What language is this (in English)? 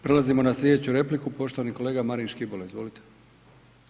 Croatian